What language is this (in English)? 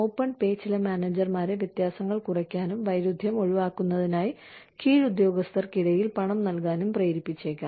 Malayalam